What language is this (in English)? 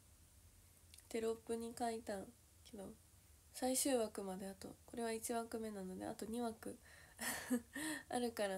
Japanese